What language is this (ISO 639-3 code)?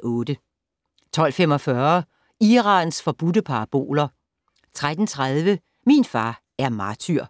dan